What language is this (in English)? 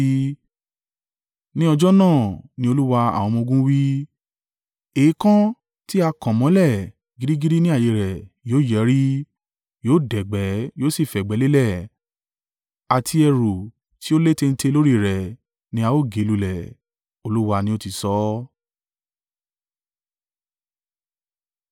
Yoruba